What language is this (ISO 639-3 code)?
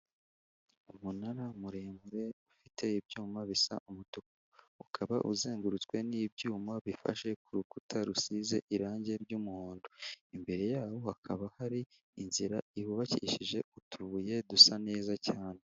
kin